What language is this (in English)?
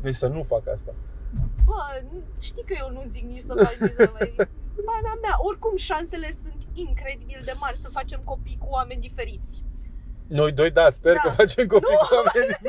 Romanian